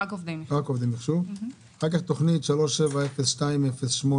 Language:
Hebrew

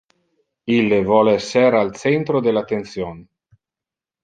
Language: Interlingua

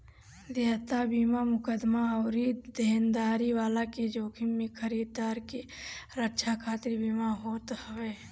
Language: Bhojpuri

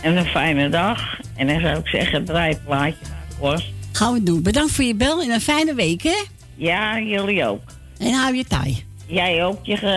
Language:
Dutch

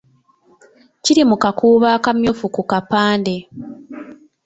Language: Ganda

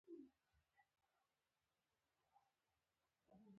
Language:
Pashto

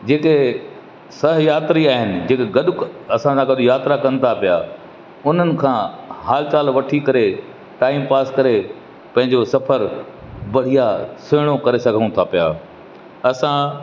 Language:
Sindhi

